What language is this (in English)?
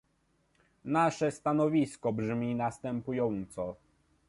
Polish